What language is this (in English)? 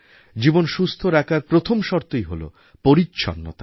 Bangla